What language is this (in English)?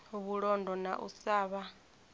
Venda